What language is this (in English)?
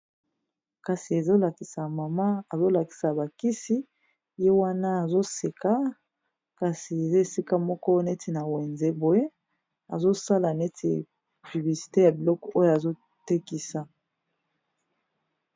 Lingala